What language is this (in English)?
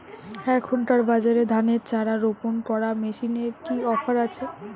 Bangla